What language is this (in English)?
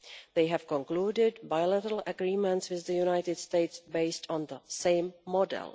English